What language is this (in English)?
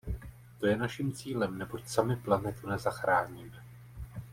Czech